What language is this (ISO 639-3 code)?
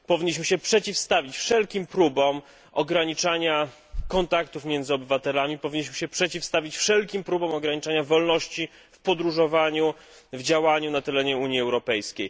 pol